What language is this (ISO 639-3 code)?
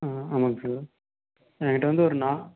tam